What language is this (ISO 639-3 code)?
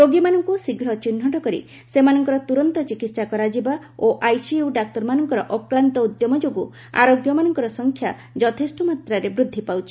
ori